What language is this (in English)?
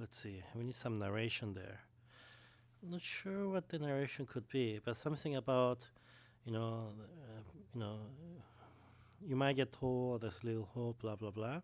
English